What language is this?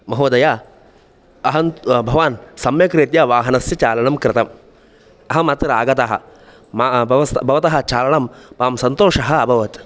Sanskrit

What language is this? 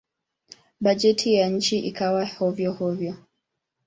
Swahili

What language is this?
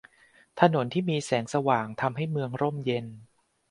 Thai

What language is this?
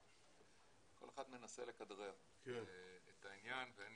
Hebrew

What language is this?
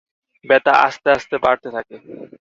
Bangla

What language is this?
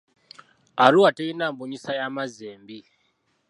Ganda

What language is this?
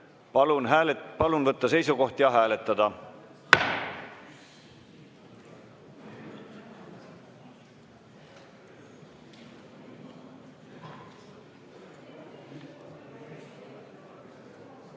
Estonian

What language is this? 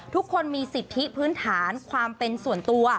Thai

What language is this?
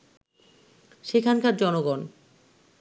Bangla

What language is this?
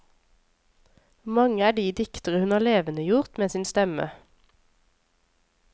Norwegian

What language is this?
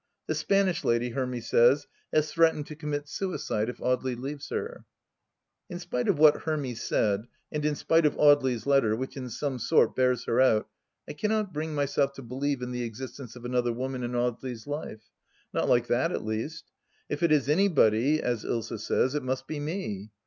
English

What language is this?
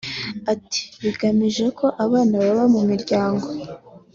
Kinyarwanda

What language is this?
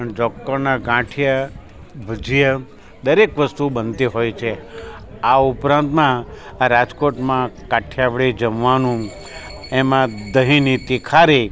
Gujarati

